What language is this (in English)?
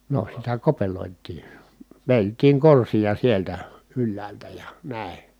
Finnish